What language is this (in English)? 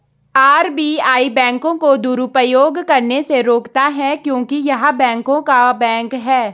Hindi